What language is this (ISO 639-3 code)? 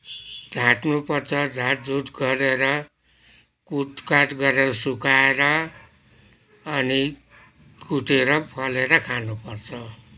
nep